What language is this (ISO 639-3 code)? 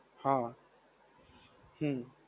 guj